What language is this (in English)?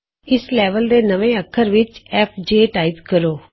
Punjabi